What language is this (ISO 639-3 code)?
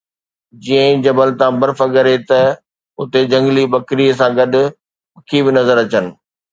snd